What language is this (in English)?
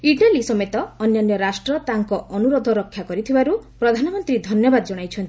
Odia